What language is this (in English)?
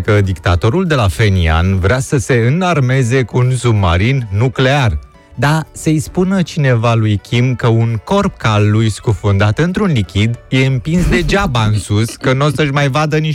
Romanian